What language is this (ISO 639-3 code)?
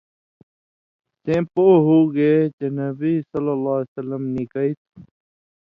mvy